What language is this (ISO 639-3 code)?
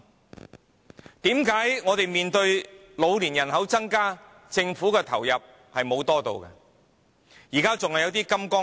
yue